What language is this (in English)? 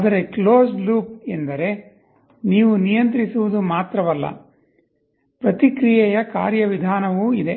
Kannada